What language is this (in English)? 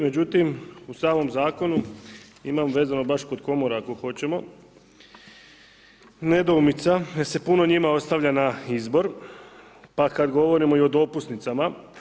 Croatian